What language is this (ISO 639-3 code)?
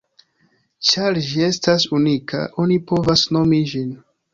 epo